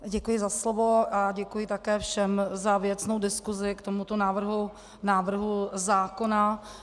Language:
Czech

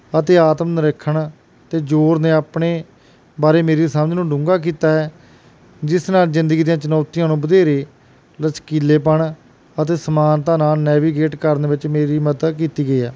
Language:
Punjabi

